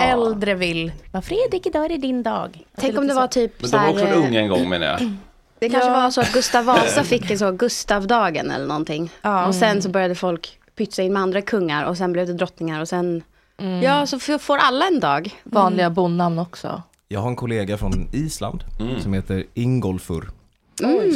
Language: Swedish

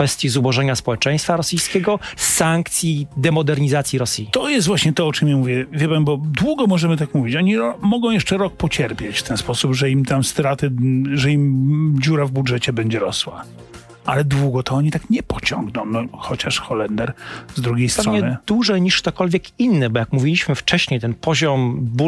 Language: Polish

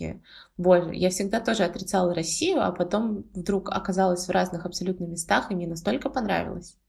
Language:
Russian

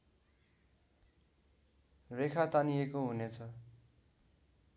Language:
Nepali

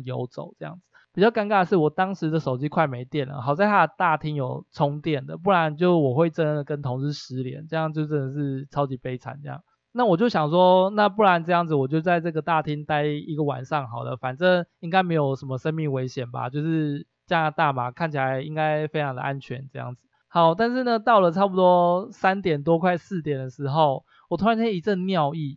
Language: Chinese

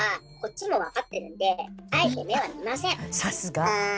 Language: Japanese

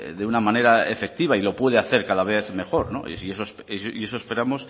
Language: Spanish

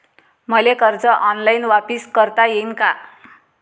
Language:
Marathi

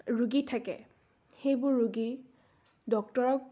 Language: Assamese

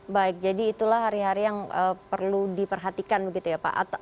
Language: Indonesian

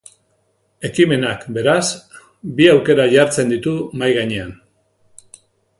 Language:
Basque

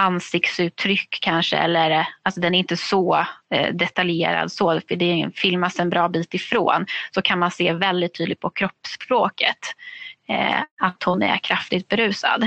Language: Swedish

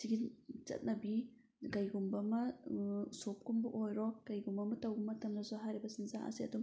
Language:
Manipuri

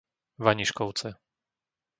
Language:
Slovak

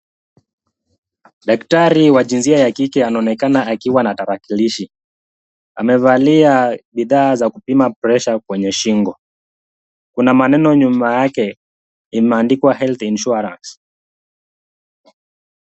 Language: Swahili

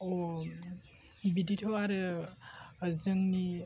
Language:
Bodo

